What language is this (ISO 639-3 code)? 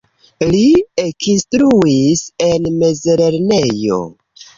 epo